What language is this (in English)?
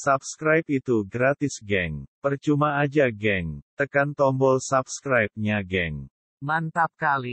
Malay